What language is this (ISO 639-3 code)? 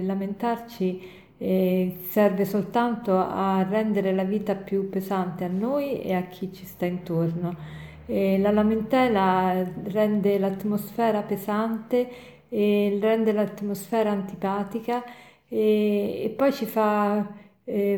ita